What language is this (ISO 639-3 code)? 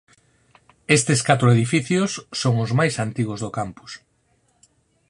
glg